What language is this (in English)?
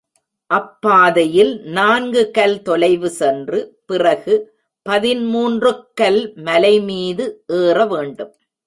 Tamil